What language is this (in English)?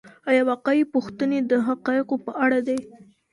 Pashto